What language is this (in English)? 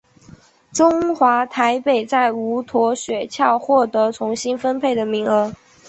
Chinese